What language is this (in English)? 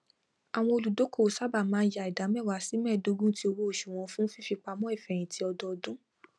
Yoruba